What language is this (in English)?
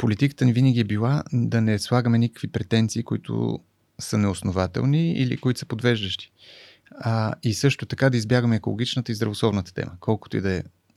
Bulgarian